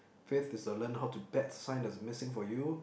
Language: English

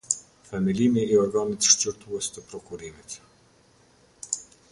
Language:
Albanian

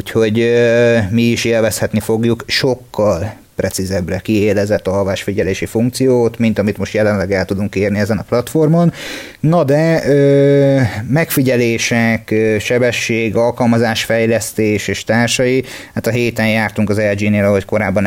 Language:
Hungarian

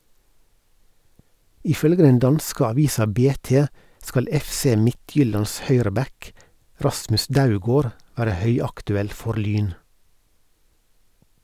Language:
Norwegian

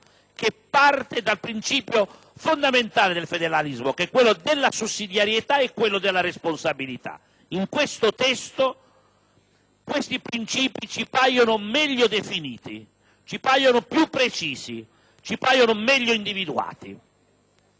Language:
Italian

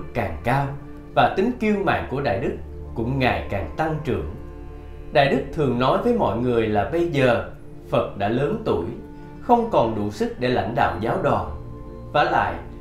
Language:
Vietnamese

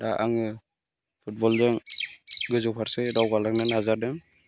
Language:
Bodo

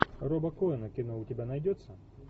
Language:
Russian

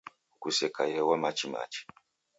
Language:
Taita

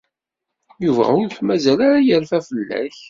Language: Kabyle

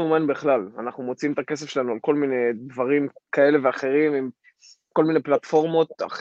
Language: Hebrew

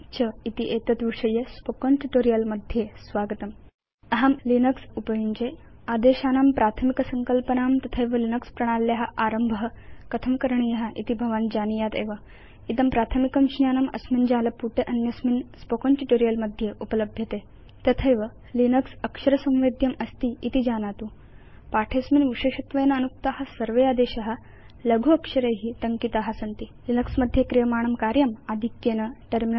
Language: Sanskrit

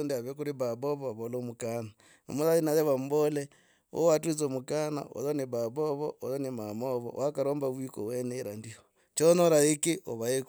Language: Logooli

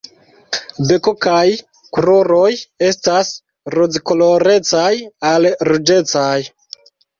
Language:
Esperanto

